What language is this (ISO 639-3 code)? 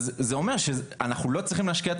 heb